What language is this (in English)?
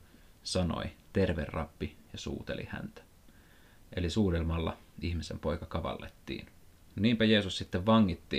Finnish